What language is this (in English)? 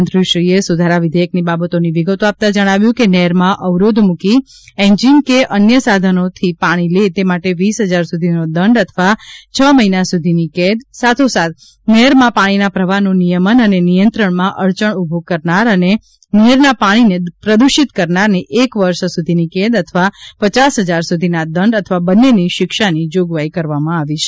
Gujarati